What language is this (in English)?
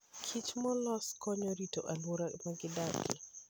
Luo (Kenya and Tanzania)